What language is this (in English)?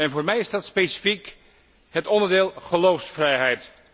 Dutch